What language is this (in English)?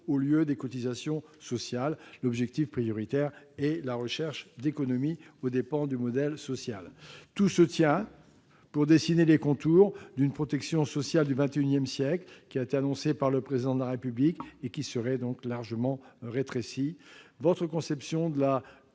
French